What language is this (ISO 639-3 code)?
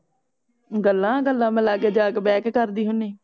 pan